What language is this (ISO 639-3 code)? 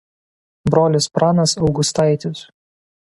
lit